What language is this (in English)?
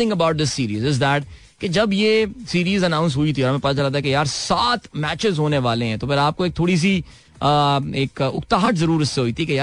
Hindi